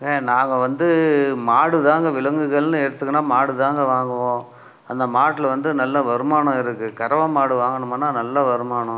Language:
Tamil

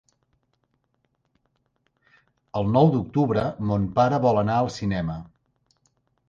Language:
Catalan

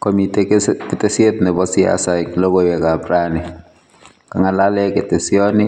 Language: Kalenjin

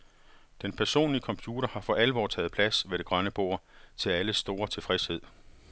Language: Danish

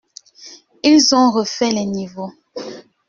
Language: French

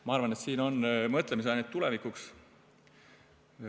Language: Estonian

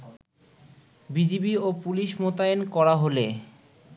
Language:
Bangla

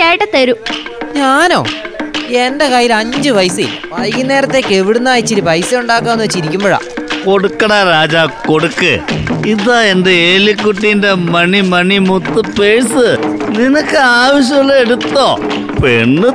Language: Malayalam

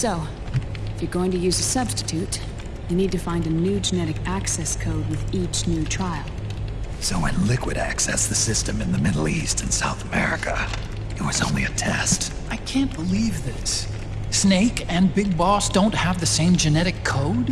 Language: English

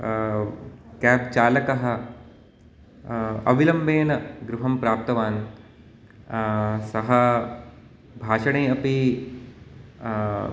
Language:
Sanskrit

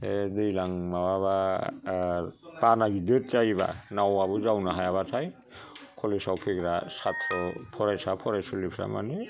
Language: Bodo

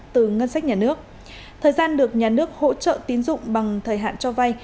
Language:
Vietnamese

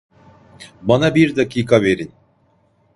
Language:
Turkish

